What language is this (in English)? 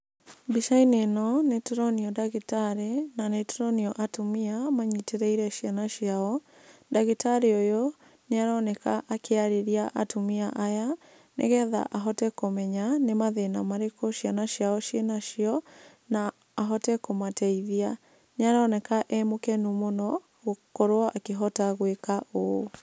Kikuyu